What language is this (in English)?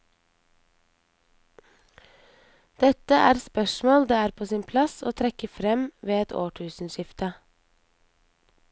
Norwegian